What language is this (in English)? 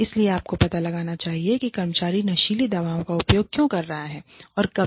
Hindi